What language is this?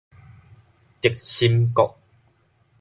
Min Nan Chinese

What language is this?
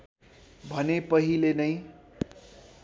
Nepali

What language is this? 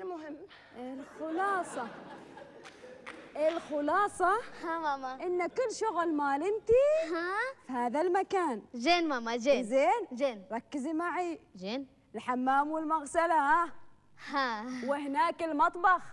Arabic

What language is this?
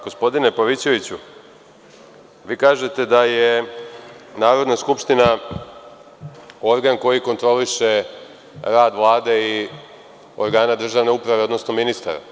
Serbian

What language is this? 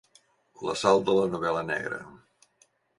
Catalan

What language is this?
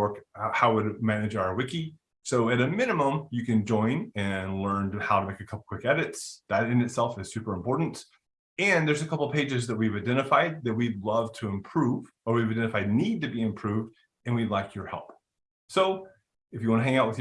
English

